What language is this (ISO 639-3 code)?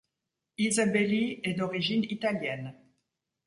fra